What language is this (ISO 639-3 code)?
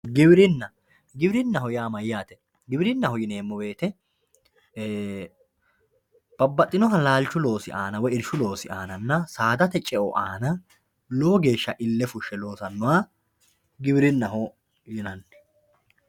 sid